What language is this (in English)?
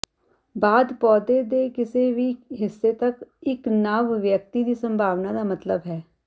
Punjabi